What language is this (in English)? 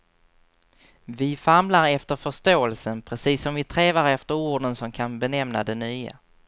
Swedish